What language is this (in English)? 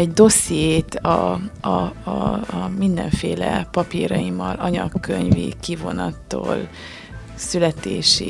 Hungarian